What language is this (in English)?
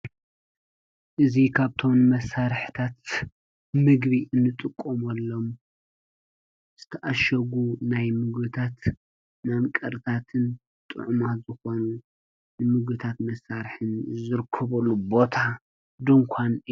Tigrinya